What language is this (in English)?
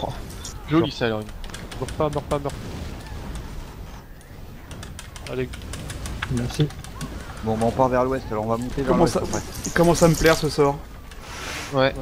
French